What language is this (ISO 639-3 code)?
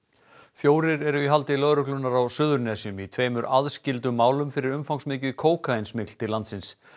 isl